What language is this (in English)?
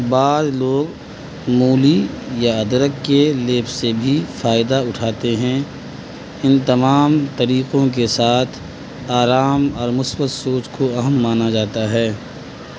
Urdu